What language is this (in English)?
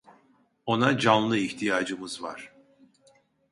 Turkish